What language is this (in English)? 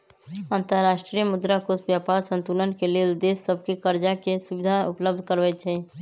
Magahi